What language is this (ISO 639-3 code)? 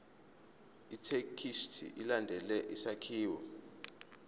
zul